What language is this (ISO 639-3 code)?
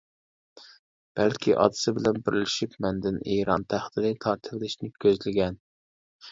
uig